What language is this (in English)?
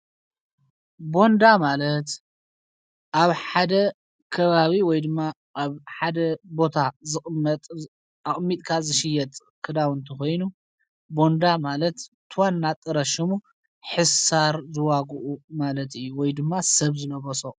Tigrinya